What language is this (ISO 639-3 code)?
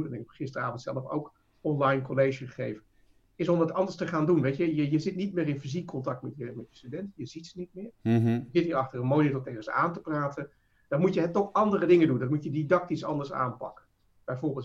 nld